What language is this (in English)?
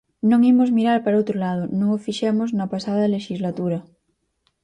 Galician